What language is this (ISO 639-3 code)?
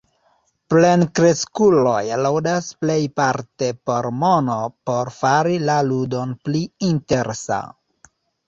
epo